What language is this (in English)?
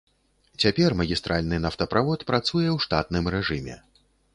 Belarusian